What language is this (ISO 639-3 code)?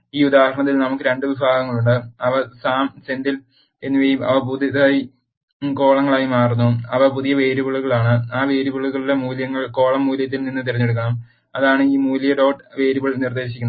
mal